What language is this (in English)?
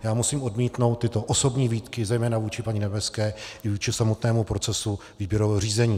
Czech